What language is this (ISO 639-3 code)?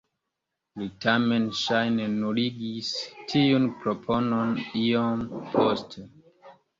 epo